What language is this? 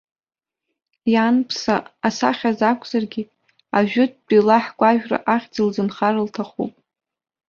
Abkhazian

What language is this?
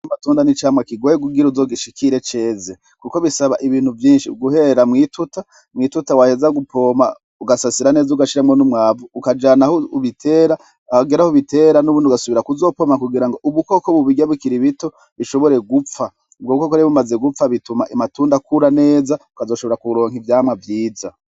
Rundi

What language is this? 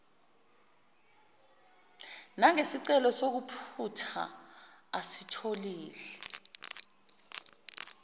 Zulu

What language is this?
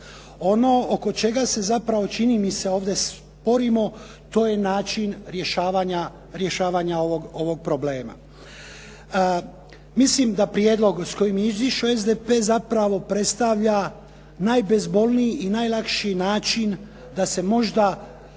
Croatian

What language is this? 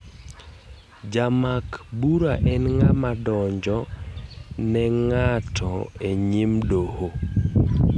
Luo (Kenya and Tanzania)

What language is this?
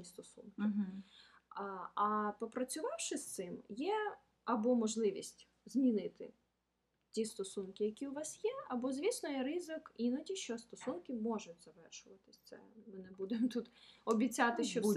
Ukrainian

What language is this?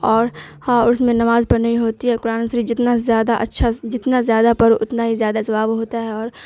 Urdu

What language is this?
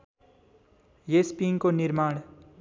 Nepali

